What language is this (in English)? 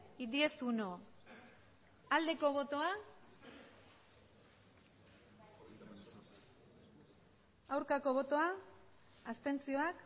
Basque